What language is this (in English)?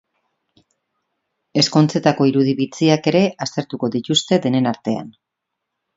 Basque